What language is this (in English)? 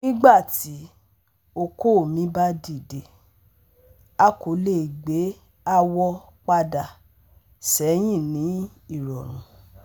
Yoruba